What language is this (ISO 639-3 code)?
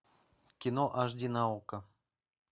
rus